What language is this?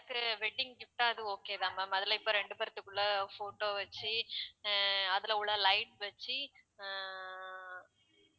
Tamil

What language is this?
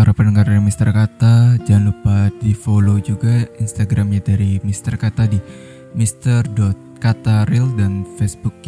Indonesian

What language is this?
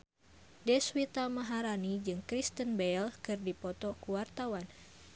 Sundanese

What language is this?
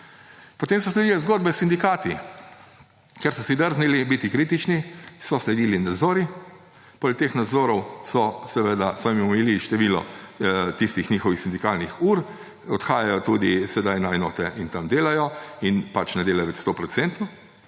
Slovenian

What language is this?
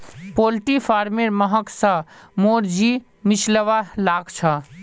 Magahi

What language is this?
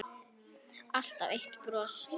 Icelandic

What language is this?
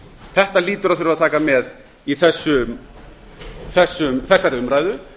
Icelandic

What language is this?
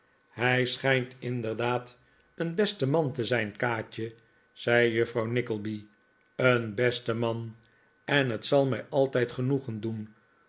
Dutch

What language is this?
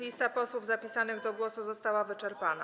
Polish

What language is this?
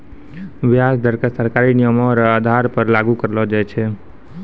Maithili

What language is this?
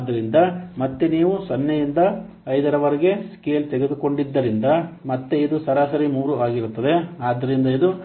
Kannada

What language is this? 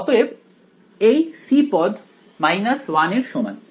Bangla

